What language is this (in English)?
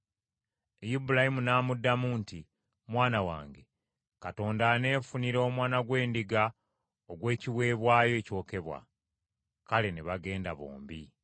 Ganda